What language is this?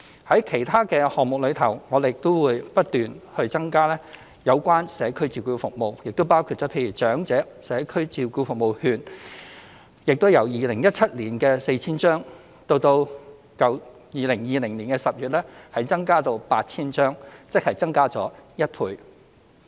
Cantonese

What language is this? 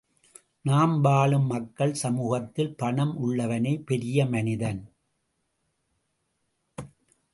Tamil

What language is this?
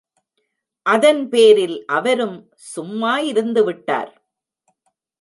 Tamil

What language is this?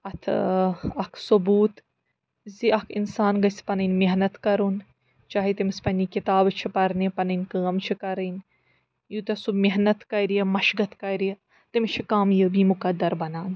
Kashmiri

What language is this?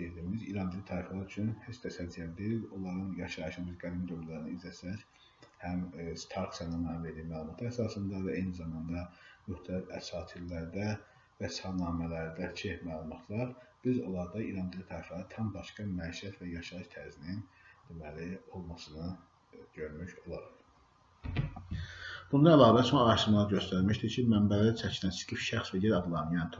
Turkish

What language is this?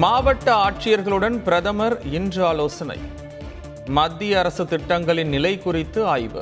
Tamil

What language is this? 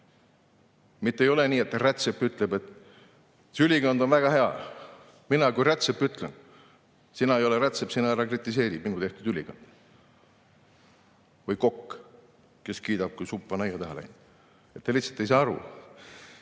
Estonian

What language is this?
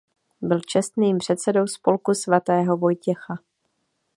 Czech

